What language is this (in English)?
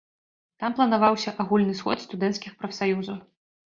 Belarusian